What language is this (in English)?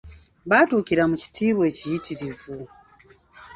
Ganda